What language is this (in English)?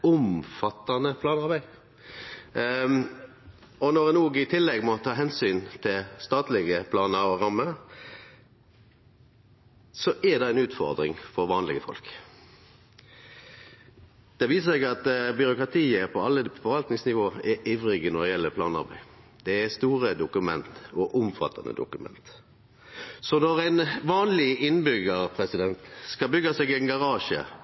Norwegian Nynorsk